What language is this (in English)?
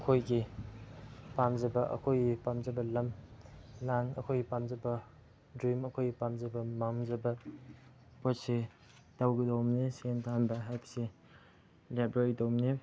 Manipuri